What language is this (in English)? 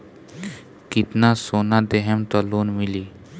Bhojpuri